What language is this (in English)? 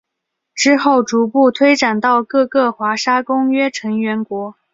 Chinese